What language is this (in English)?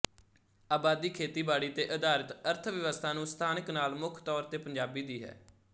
Punjabi